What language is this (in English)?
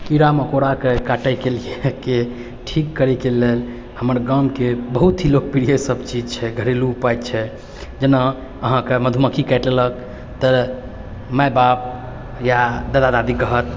Maithili